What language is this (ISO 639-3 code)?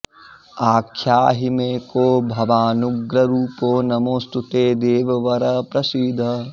san